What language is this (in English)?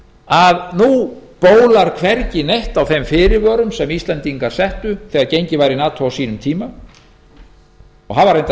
Icelandic